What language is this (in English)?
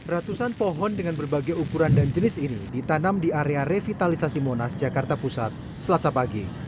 Indonesian